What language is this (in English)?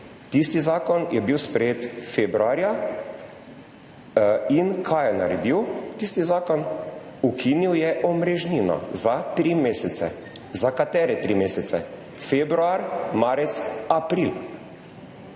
Slovenian